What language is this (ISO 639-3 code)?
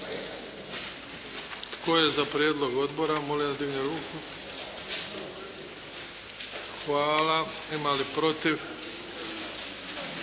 hrv